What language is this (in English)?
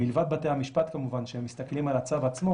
Hebrew